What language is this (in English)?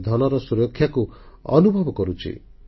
Odia